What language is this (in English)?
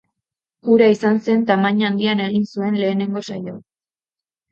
Basque